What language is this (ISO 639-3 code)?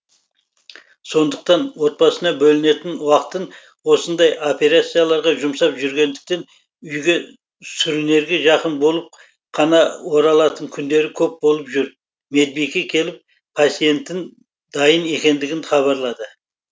kaz